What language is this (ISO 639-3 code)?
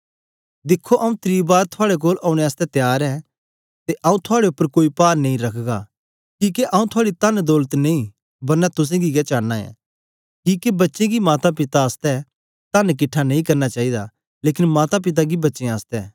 doi